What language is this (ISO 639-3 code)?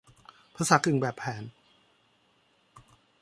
tha